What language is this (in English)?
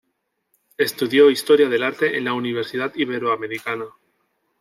Spanish